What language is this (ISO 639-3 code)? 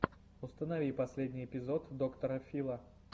rus